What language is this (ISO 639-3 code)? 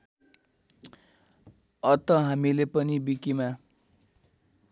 nep